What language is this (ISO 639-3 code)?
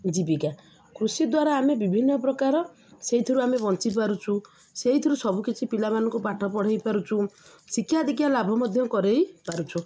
ori